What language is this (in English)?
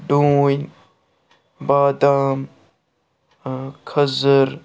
Kashmiri